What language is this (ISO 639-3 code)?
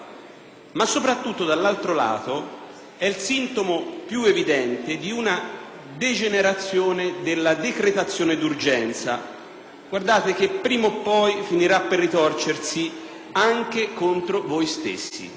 ita